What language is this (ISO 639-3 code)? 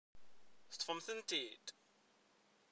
kab